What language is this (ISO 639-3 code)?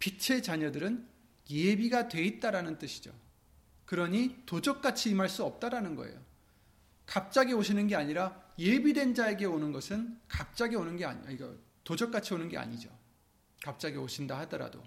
kor